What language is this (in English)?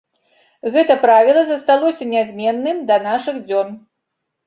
Belarusian